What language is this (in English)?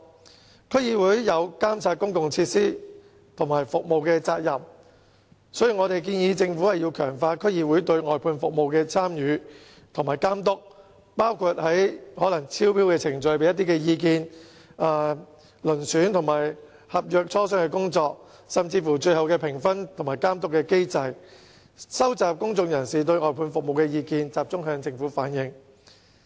Cantonese